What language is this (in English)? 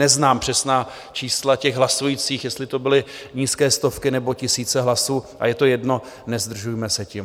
Czech